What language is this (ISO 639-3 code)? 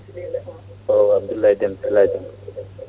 ful